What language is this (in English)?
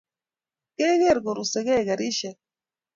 Kalenjin